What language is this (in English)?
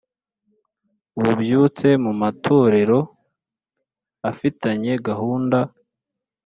Kinyarwanda